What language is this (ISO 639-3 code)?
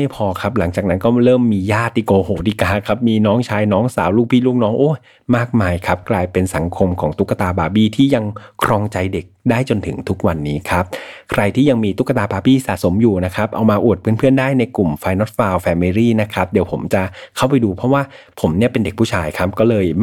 tha